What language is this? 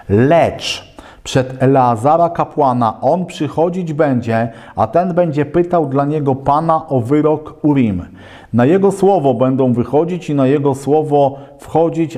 Polish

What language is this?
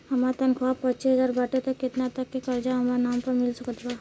Bhojpuri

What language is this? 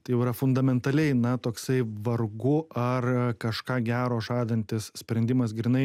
Lithuanian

